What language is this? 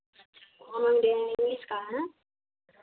Hindi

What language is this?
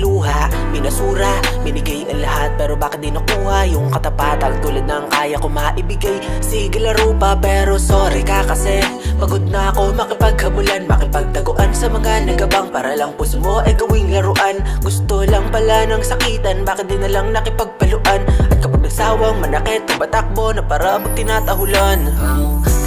Indonesian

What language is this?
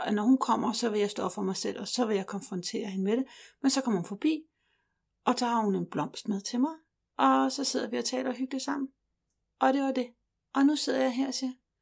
Danish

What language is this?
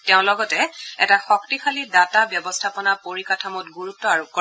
Assamese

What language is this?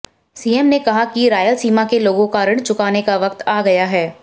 Hindi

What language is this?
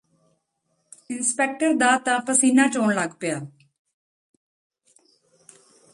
Punjabi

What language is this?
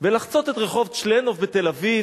Hebrew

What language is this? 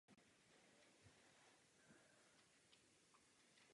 Czech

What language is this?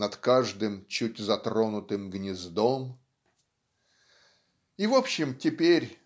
Russian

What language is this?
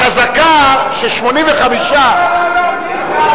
Hebrew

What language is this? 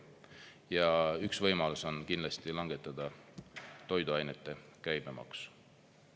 Estonian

